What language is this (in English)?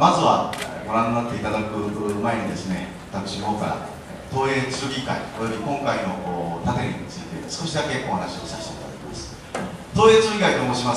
Japanese